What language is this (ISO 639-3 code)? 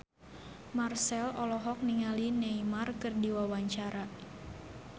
sun